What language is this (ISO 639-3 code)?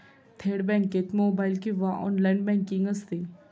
mar